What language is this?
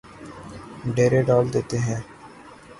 Urdu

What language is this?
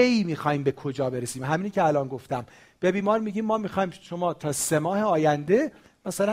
Persian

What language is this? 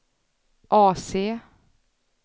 Swedish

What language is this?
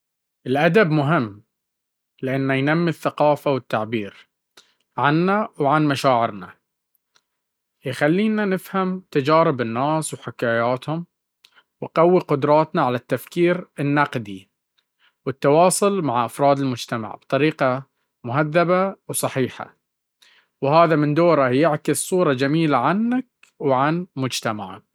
Baharna Arabic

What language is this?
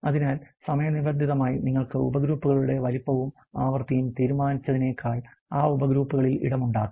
Malayalam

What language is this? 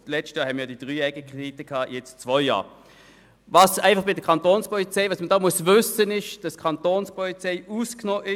Swiss German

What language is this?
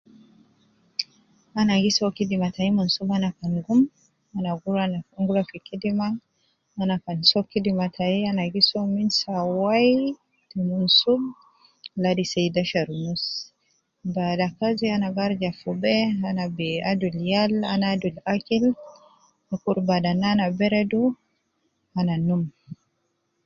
Nubi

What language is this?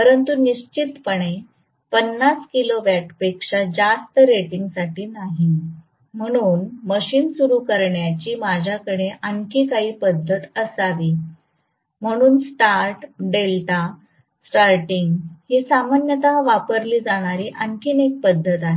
Marathi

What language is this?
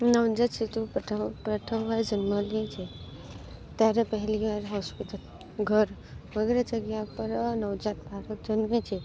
Gujarati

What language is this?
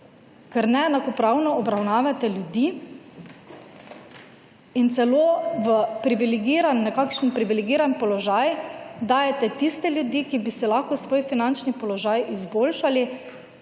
Slovenian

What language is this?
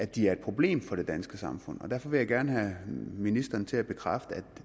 Danish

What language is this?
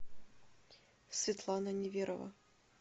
Russian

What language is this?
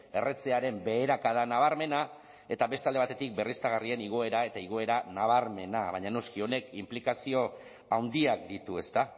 Basque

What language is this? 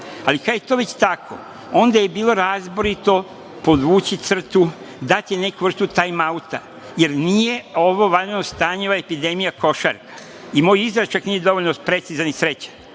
Serbian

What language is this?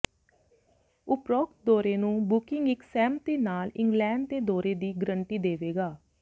Punjabi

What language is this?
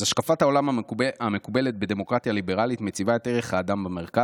Hebrew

